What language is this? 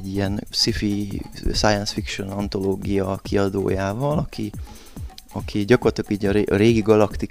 Hungarian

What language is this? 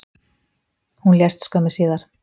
Icelandic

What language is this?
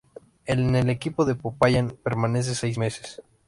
Spanish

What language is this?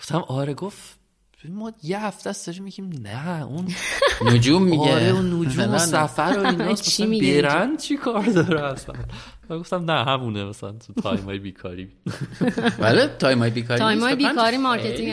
Persian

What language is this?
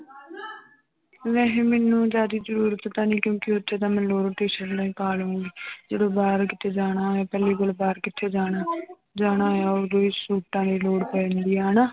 Punjabi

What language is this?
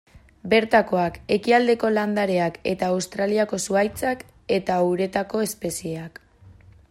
Basque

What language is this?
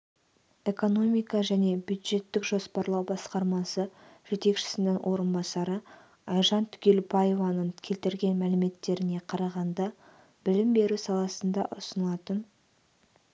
Kazakh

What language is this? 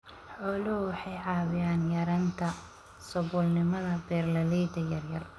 Somali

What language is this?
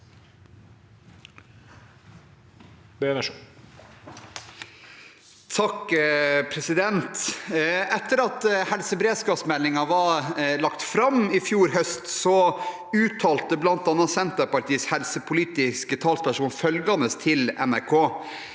Norwegian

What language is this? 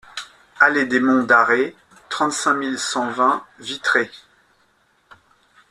French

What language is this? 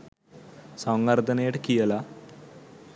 Sinhala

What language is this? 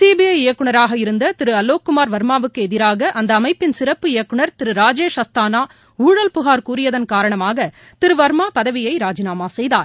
Tamil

